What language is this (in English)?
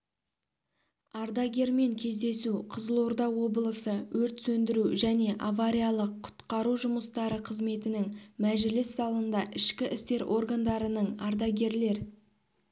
Kazakh